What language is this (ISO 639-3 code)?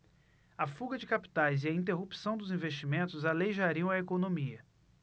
por